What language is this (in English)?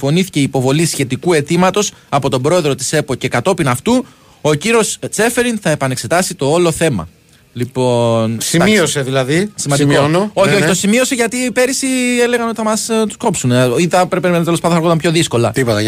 Greek